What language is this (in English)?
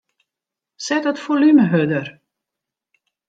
Western Frisian